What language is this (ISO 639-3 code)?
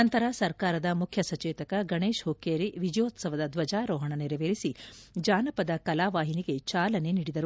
kan